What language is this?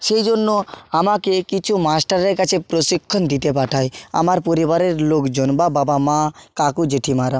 Bangla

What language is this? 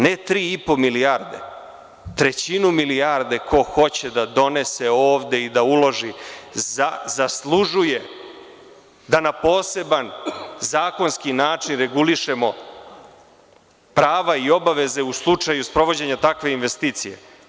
Serbian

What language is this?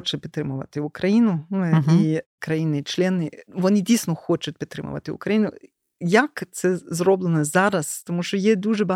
Ukrainian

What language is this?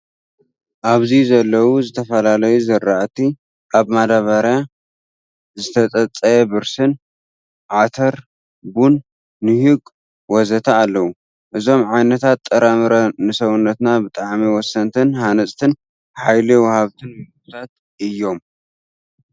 Tigrinya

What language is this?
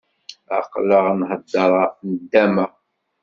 Kabyle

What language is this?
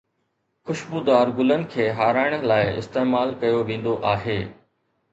Sindhi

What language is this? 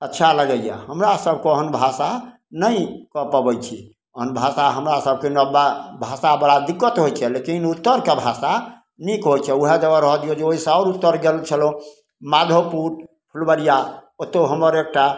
Maithili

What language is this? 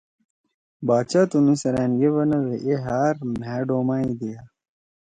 Torwali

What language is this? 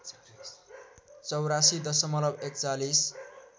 Nepali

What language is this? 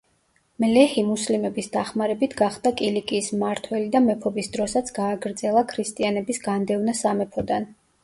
Georgian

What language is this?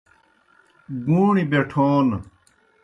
Kohistani Shina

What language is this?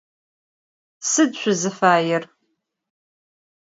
Adyghe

